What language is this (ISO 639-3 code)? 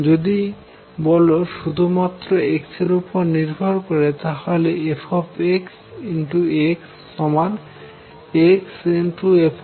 ben